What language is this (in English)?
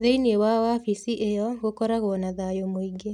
Kikuyu